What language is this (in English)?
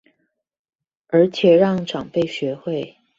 Chinese